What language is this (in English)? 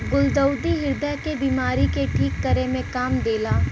Bhojpuri